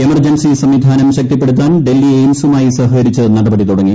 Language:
Malayalam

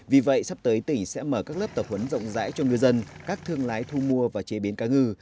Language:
Vietnamese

